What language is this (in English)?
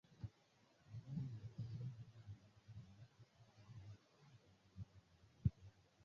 Swahili